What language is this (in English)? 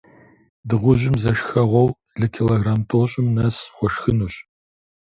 Kabardian